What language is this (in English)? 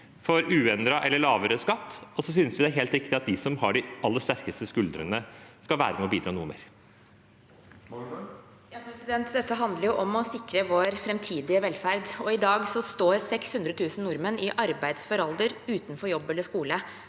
Norwegian